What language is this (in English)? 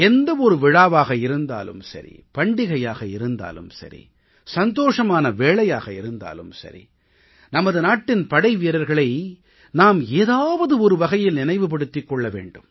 Tamil